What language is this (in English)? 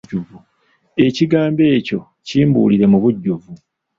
Ganda